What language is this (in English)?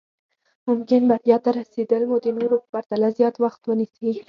Pashto